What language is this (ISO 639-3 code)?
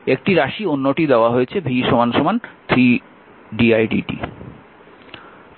ben